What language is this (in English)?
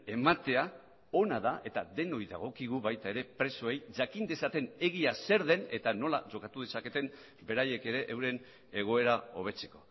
Basque